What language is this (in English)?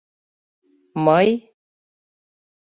Mari